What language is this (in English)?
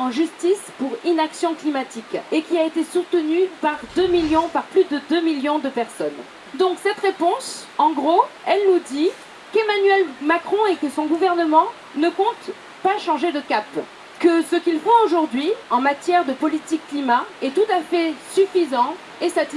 French